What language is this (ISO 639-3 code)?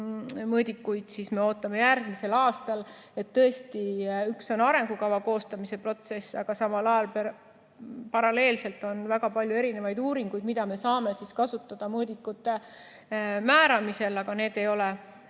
est